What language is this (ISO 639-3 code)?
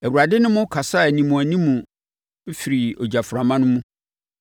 aka